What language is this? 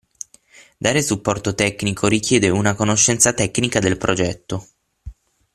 Italian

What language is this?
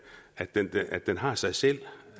Danish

